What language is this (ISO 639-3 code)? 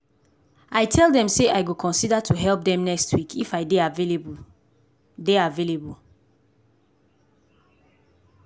pcm